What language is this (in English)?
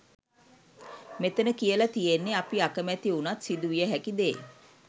Sinhala